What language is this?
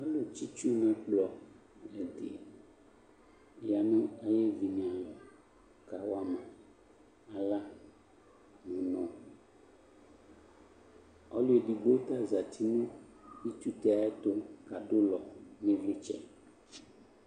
Ikposo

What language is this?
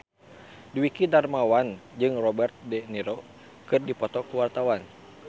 Sundanese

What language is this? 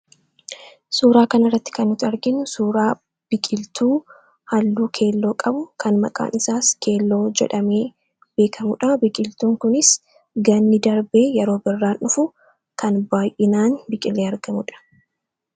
Oromo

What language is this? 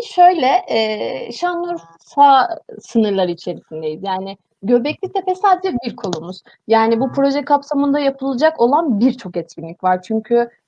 Turkish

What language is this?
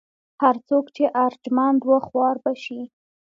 Pashto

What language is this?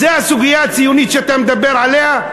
Hebrew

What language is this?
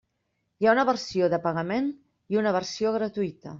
Catalan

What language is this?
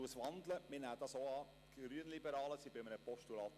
Swiss German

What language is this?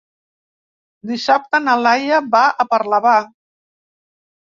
Catalan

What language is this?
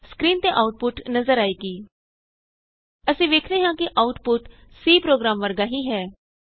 Punjabi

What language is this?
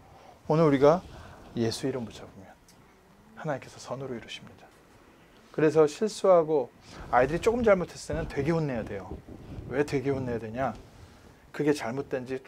Korean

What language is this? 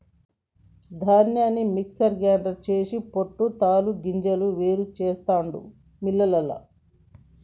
Telugu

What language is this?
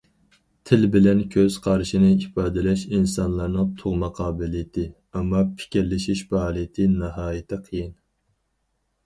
Uyghur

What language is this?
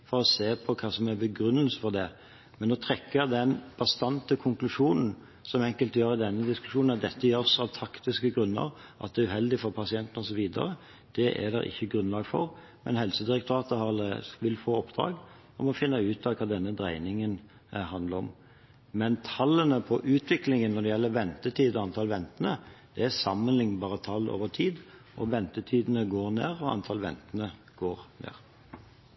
Norwegian Bokmål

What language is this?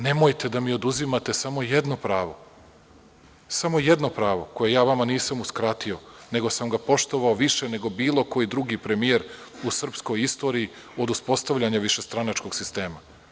Serbian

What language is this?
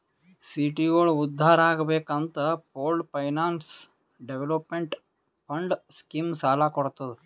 Kannada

